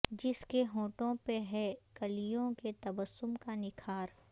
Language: Urdu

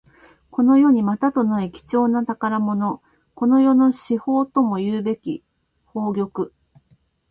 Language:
Japanese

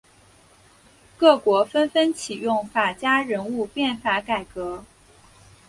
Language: Chinese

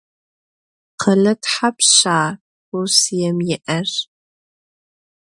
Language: Adyghe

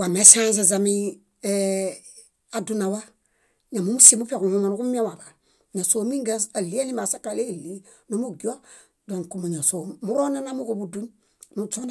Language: Bayot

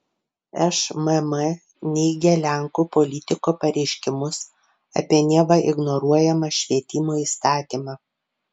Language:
Lithuanian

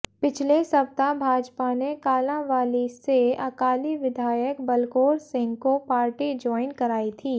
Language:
Hindi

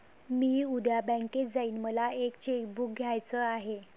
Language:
Marathi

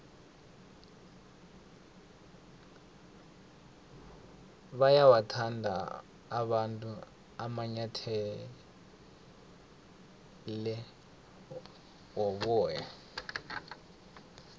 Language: South Ndebele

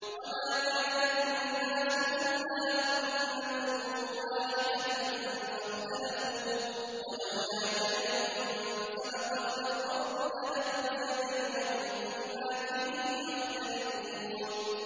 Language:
Arabic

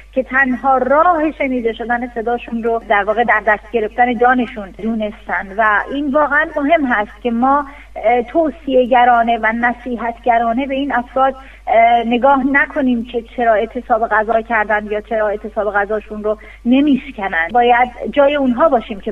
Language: Persian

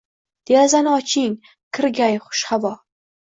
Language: Uzbek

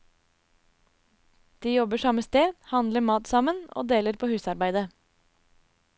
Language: Norwegian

